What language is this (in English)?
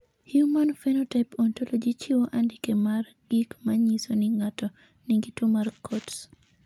Luo (Kenya and Tanzania)